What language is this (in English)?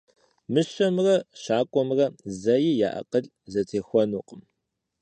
Kabardian